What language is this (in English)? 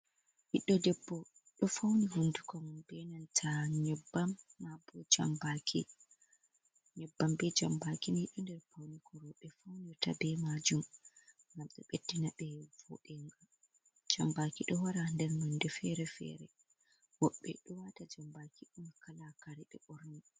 Fula